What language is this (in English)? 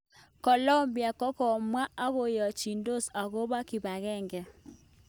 Kalenjin